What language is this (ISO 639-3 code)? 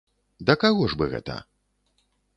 bel